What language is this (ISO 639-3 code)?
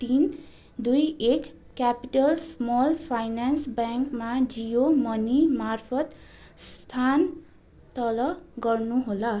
nep